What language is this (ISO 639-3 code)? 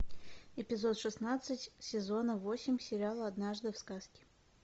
rus